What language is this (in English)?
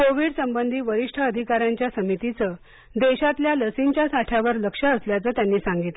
Marathi